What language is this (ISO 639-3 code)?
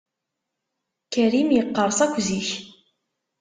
kab